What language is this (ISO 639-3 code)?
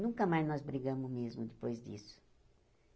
por